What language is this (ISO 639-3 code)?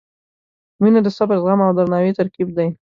pus